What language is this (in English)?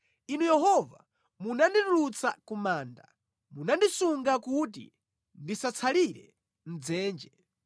Nyanja